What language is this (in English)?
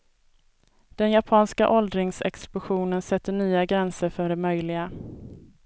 Swedish